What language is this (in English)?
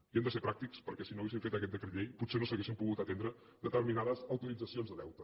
Catalan